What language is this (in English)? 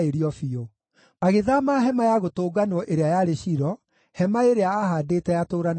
Kikuyu